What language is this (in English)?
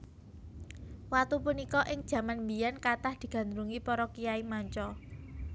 Javanese